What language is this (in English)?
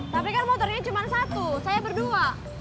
Indonesian